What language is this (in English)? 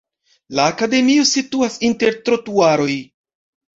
Esperanto